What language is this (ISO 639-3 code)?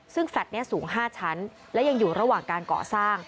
tha